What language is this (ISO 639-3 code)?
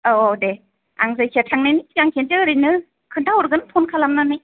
brx